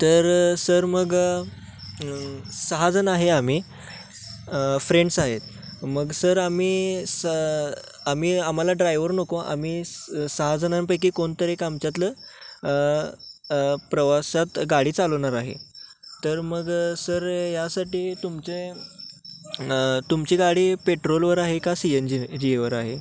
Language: Marathi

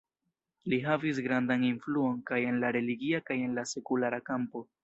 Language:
Esperanto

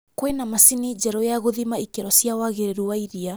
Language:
Kikuyu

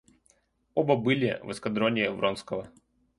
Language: Russian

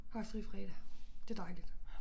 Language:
Danish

